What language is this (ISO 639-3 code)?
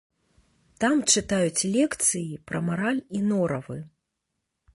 bel